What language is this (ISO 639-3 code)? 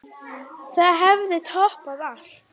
isl